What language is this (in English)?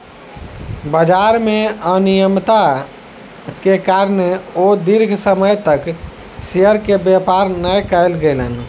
Maithili